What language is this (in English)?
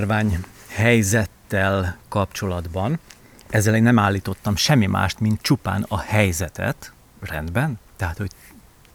Hungarian